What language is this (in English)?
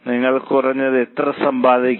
Malayalam